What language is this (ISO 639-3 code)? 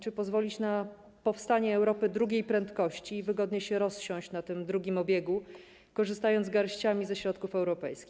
pol